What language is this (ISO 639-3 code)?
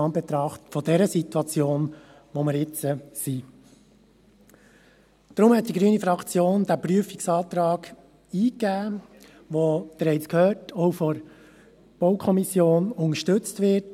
gsw